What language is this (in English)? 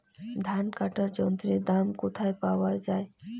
Bangla